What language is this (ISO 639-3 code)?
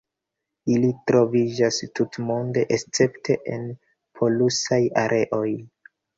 epo